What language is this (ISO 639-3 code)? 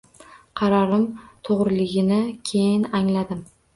uzb